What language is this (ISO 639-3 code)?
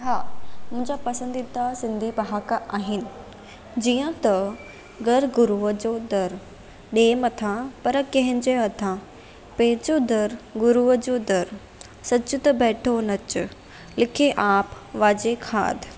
snd